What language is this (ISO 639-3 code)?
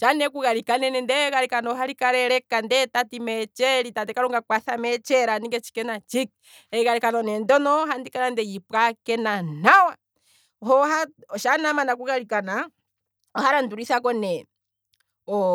kwm